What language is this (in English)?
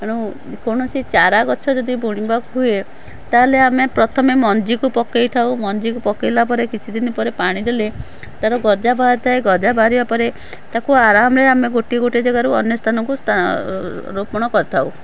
Odia